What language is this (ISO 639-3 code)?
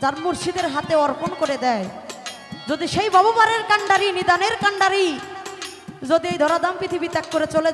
ben